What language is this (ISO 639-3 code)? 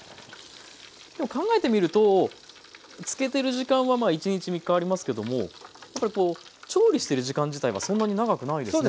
jpn